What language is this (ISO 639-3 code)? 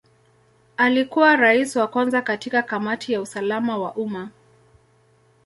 swa